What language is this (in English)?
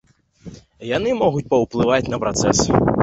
Belarusian